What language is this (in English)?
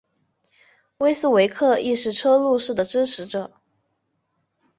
Chinese